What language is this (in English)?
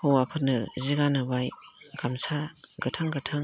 Bodo